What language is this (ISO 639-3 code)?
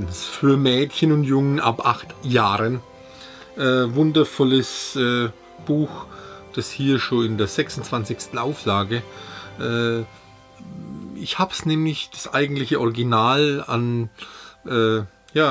deu